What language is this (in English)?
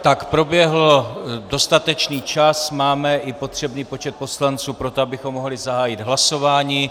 Czech